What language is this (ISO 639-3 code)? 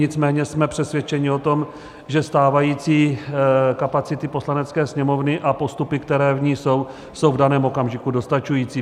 ces